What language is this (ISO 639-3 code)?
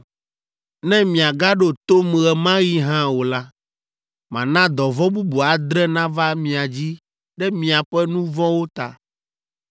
ewe